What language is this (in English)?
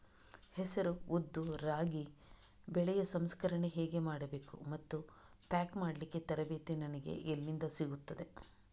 Kannada